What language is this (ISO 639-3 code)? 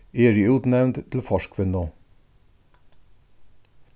fao